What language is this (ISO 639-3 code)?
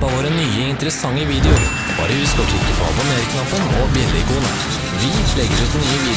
nor